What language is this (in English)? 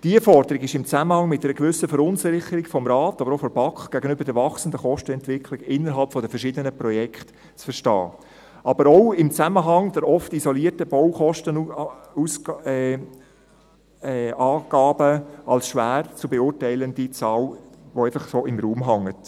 Swiss German